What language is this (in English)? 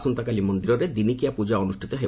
Odia